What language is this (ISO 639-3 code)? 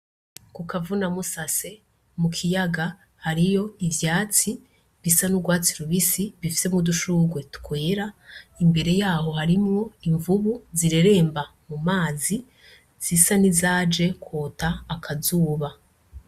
run